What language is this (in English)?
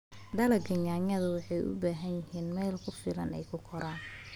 Somali